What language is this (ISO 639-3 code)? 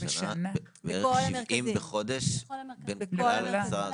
heb